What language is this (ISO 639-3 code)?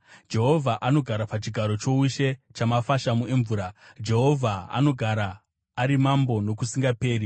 sna